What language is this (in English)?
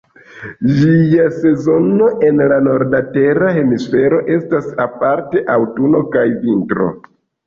Esperanto